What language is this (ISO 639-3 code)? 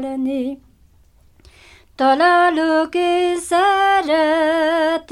hun